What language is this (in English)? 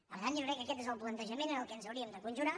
Catalan